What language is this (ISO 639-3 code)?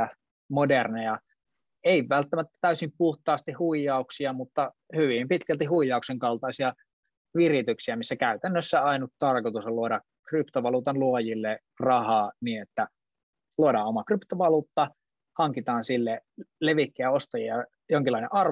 fin